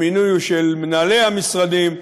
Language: Hebrew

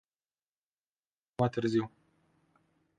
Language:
Romanian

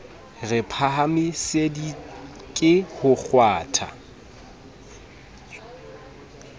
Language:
Southern Sotho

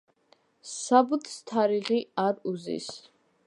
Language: Georgian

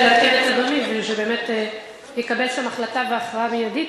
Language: Hebrew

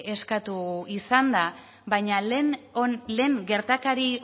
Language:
Basque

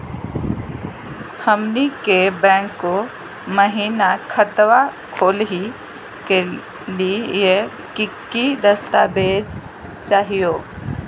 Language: Magahi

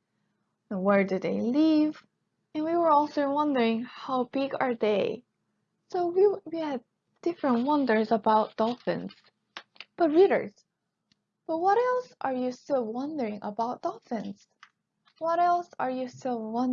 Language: English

